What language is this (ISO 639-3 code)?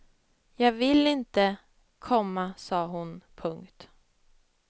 swe